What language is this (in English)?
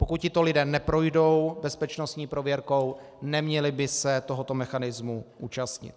Czech